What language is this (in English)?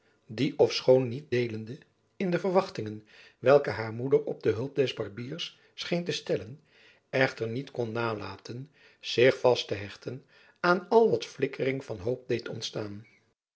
Dutch